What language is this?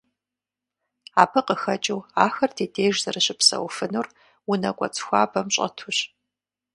Kabardian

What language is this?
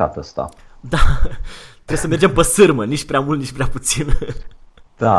Romanian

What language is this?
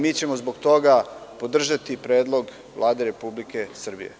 Serbian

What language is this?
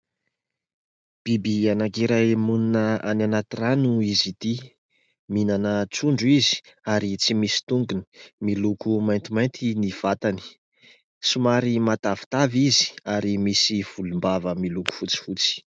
Malagasy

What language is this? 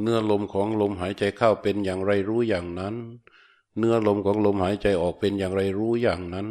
Thai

